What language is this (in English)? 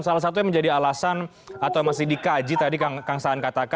Indonesian